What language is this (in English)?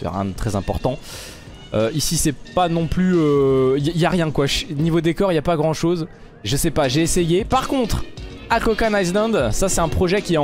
French